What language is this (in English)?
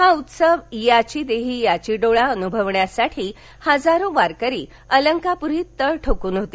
Marathi